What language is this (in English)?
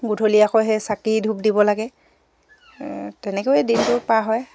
Assamese